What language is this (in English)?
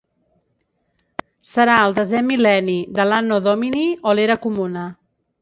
Catalan